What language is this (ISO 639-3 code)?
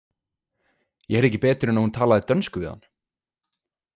isl